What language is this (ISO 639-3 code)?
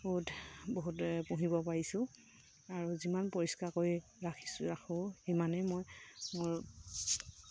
asm